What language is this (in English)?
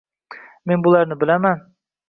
Uzbek